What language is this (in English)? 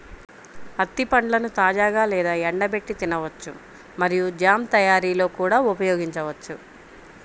Telugu